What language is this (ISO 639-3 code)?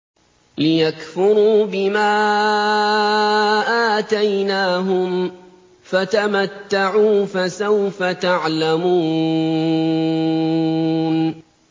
ara